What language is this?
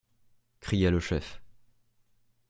French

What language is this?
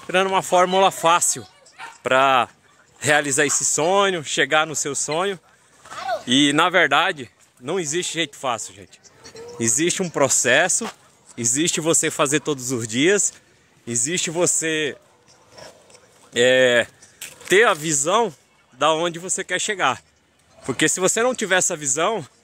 Portuguese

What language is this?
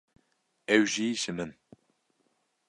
Kurdish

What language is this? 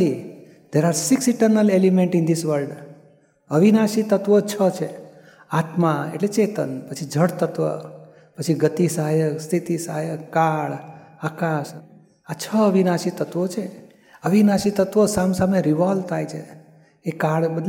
Gujarati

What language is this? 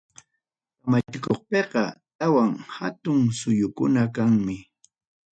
Ayacucho Quechua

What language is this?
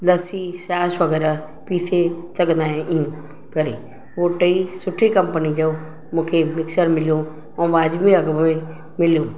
Sindhi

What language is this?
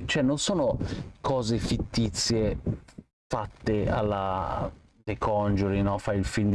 Italian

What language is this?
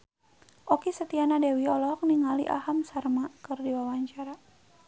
Sundanese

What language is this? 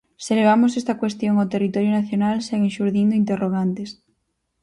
Galician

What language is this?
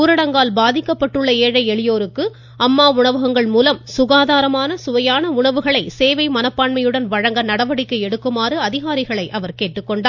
Tamil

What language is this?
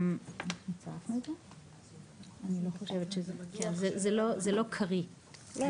Hebrew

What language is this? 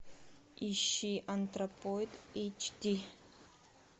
Russian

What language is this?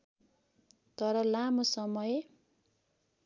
Nepali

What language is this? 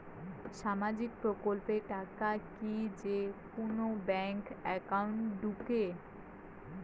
Bangla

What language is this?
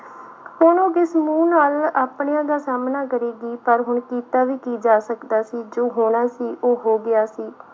Punjabi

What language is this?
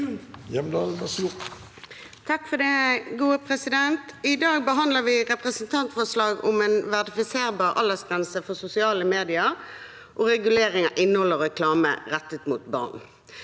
Norwegian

